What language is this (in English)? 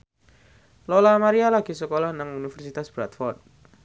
Javanese